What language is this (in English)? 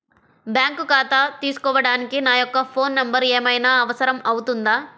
Telugu